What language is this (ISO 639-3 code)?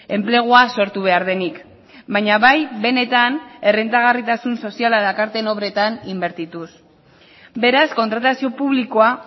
eus